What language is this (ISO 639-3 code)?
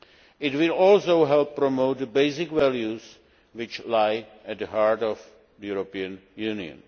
eng